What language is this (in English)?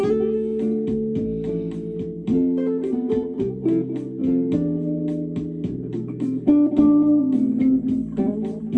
Persian